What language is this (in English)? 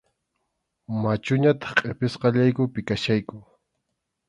Arequipa-La Unión Quechua